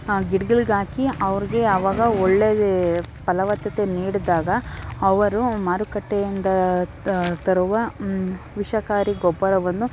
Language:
Kannada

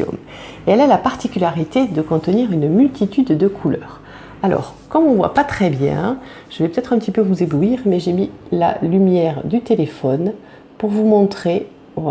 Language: French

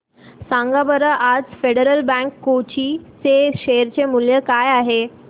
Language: Marathi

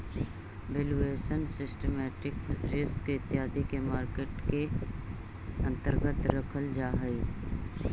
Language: Magahi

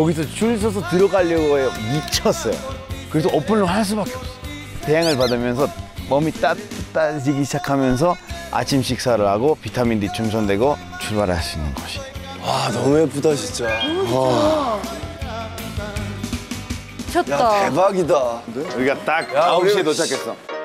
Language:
Korean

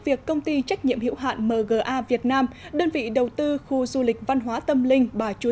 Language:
Vietnamese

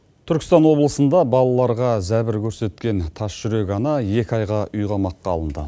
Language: Kazakh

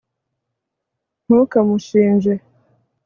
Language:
Kinyarwanda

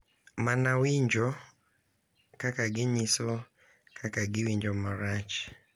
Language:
Luo (Kenya and Tanzania)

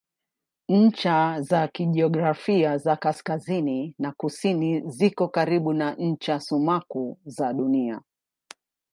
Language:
Swahili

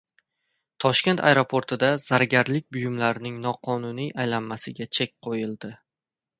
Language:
Uzbek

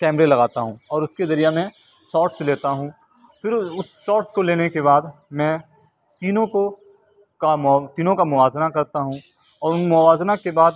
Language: Urdu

